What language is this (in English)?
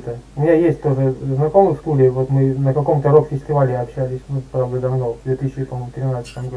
Russian